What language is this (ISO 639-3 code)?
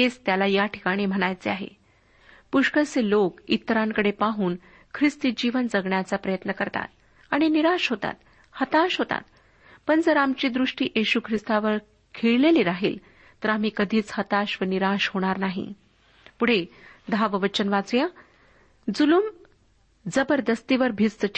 mar